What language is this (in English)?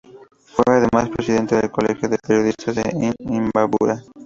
Spanish